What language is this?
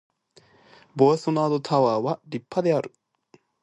Japanese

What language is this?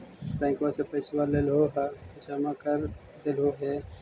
Magahi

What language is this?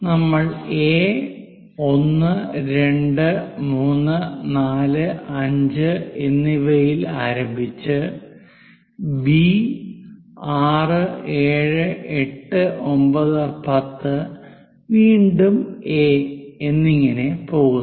Malayalam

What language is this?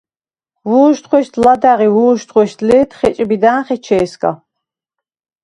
Svan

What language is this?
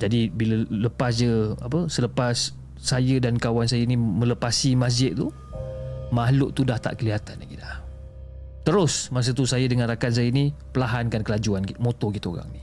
Malay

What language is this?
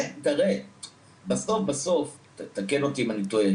Hebrew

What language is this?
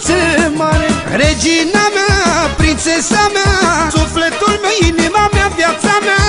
Romanian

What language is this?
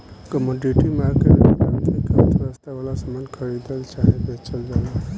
Bhojpuri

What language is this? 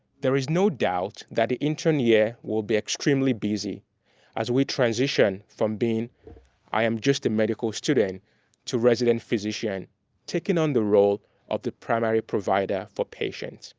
English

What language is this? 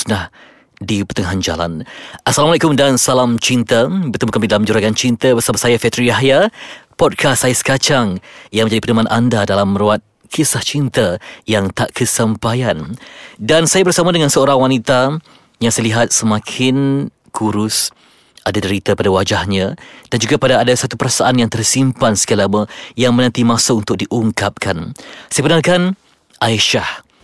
Malay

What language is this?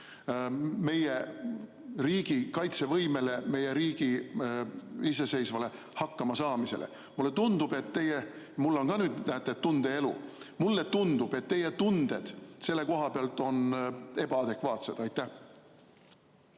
Estonian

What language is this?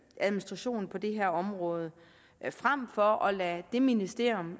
Danish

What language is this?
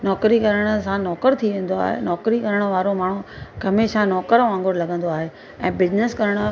Sindhi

